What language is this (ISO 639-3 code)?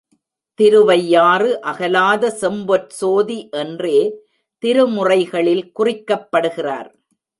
tam